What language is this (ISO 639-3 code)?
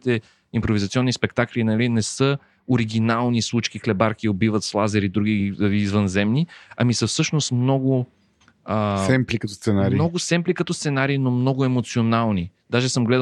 bul